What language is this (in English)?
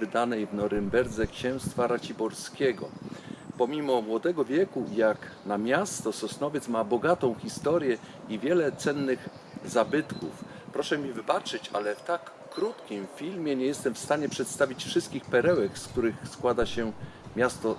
Polish